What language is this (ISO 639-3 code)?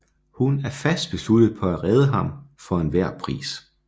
dan